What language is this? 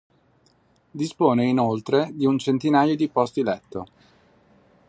Italian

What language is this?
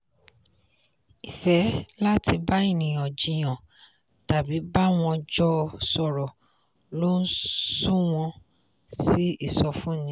Yoruba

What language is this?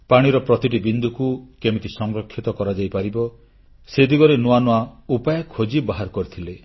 Odia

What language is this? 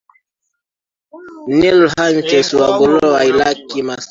Swahili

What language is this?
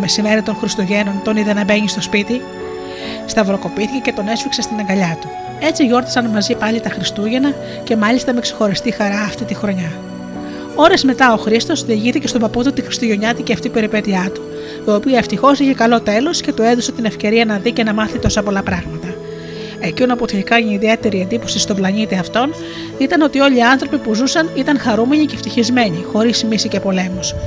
Greek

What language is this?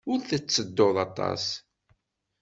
Kabyle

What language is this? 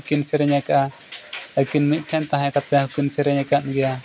Santali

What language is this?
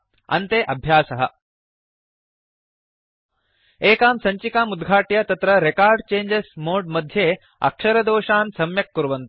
Sanskrit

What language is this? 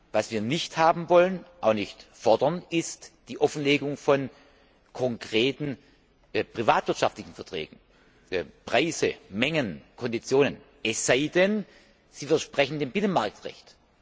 German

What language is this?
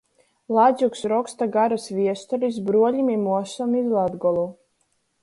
Latgalian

